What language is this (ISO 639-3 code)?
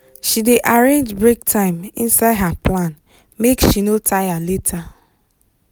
pcm